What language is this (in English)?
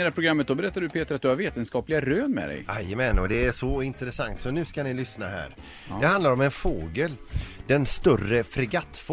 Swedish